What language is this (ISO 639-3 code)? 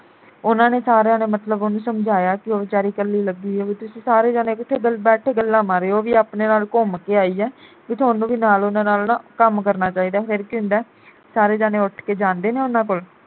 pan